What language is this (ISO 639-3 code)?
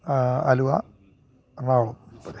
mal